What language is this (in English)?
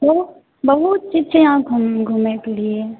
Maithili